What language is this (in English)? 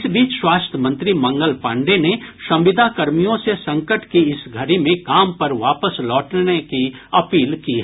Hindi